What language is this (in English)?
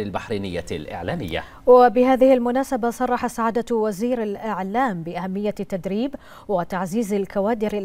Arabic